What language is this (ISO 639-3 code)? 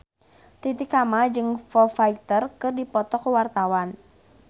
sun